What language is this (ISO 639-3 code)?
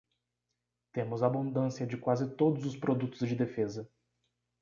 por